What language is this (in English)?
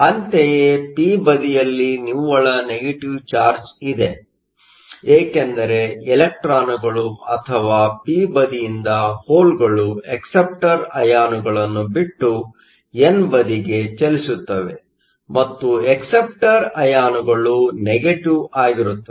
Kannada